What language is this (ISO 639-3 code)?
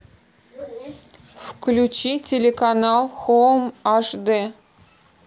rus